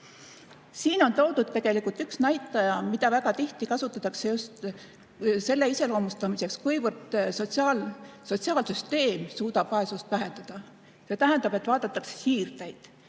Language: Estonian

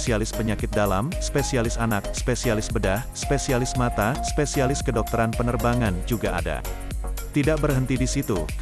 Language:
Indonesian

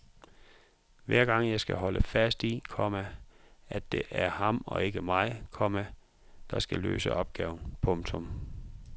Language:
Danish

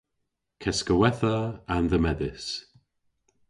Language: Cornish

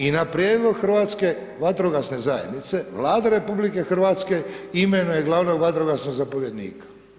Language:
Croatian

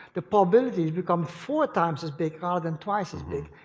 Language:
English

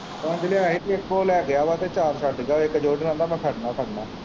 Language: Punjabi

